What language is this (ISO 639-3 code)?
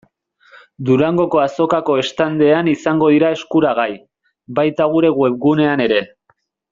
eus